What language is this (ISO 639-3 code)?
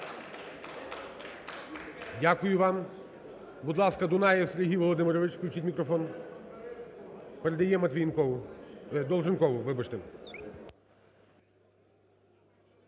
ukr